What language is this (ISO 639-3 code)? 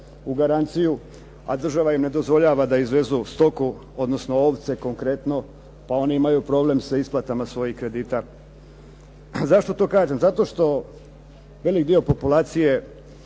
hrv